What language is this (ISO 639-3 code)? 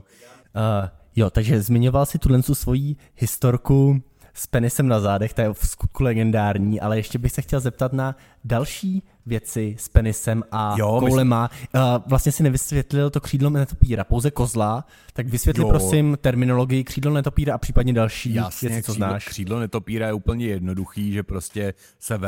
ces